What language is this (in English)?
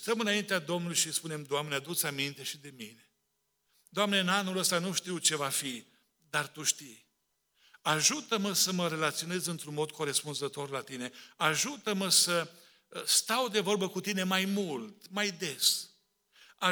Romanian